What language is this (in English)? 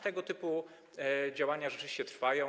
Polish